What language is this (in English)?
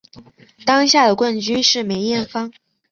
Chinese